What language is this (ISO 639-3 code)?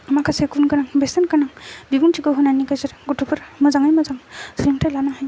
brx